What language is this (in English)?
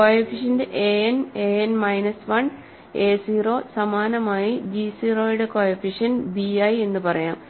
Malayalam